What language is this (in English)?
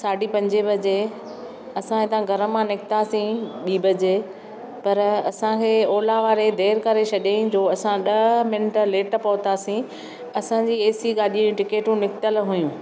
Sindhi